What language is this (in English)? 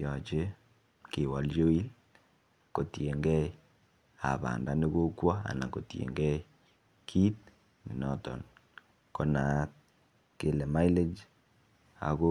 Kalenjin